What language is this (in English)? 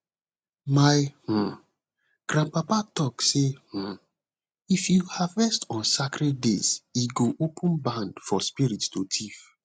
Nigerian Pidgin